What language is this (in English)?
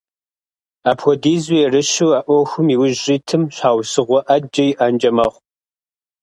Kabardian